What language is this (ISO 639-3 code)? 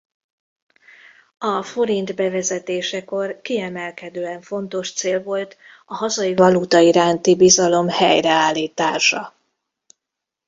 hun